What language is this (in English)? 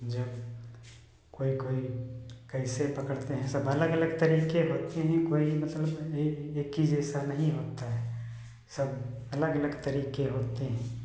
Hindi